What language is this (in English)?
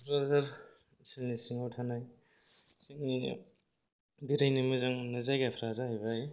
Bodo